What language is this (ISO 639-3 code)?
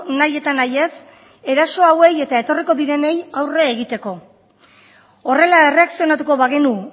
eus